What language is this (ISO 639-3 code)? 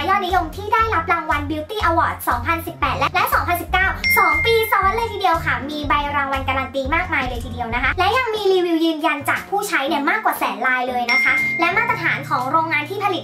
tha